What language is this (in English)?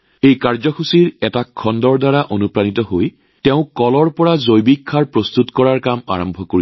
Assamese